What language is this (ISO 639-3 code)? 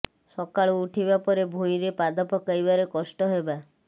ori